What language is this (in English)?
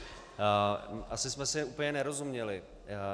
Czech